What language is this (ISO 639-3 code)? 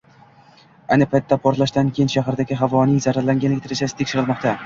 uzb